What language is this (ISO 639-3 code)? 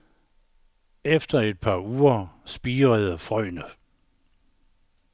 dan